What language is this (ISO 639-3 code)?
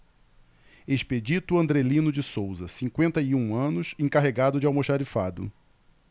por